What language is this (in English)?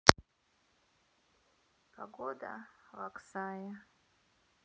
Russian